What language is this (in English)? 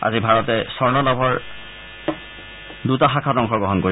Assamese